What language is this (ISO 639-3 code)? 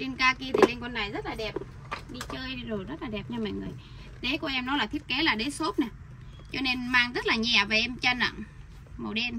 vie